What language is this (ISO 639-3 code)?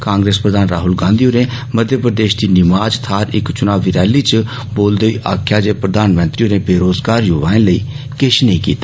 doi